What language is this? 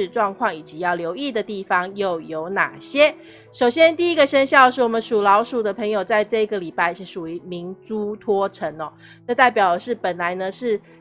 Chinese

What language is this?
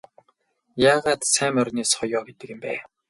Mongolian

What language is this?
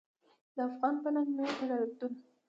Pashto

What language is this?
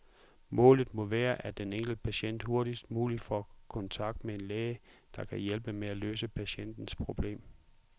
Danish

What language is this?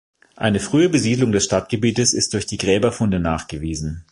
German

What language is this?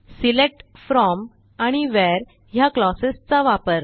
Marathi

